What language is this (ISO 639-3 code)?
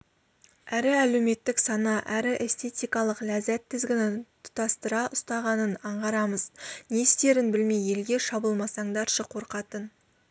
kaz